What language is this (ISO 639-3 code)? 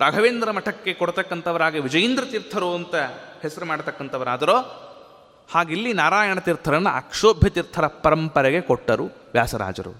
kan